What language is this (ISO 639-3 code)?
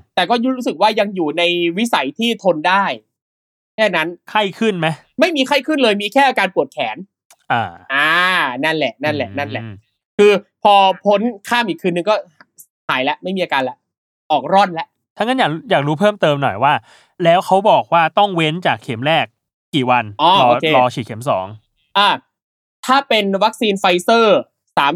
tha